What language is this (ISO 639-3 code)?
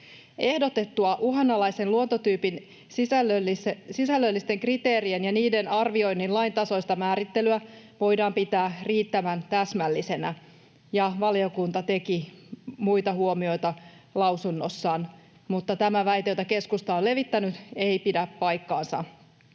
fin